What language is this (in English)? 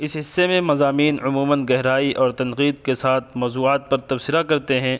Urdu